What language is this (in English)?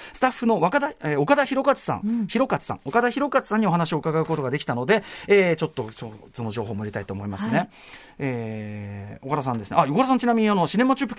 Japanese